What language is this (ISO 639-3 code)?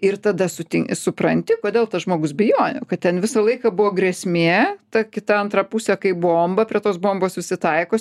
lit